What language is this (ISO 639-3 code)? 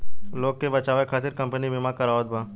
bho